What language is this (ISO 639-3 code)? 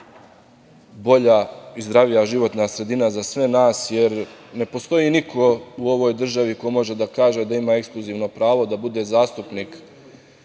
srp